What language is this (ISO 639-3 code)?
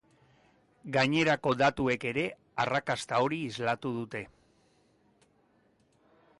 eus